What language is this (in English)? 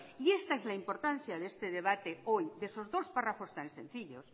Spanish